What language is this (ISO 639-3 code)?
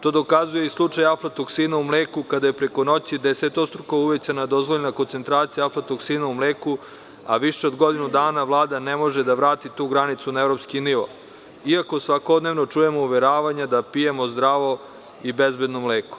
srp